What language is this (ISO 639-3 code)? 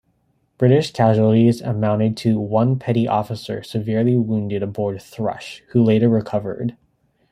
eng